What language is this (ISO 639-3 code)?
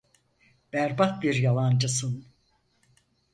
tur